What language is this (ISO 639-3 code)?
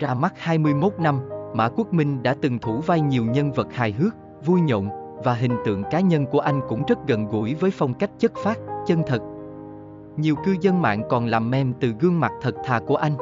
vie